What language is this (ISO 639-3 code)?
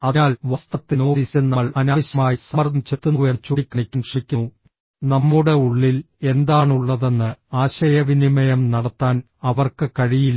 mal